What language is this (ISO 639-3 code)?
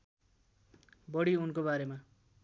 nep